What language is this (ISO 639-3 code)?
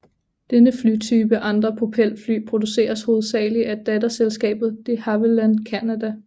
dan